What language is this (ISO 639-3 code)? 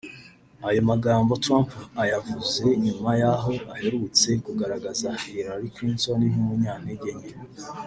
kin